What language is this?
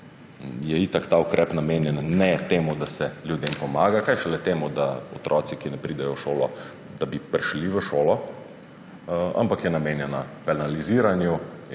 Slovenian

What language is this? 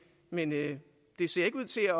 Danish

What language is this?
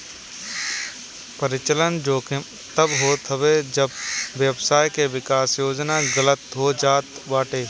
Bhojpuri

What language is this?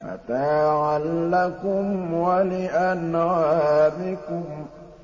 Arabic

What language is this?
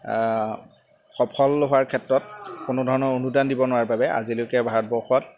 Assamese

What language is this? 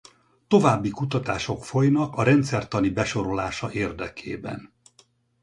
Hungarian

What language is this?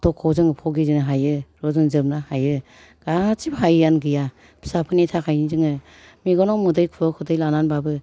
Bodo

